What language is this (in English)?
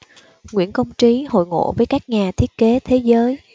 Vietnamese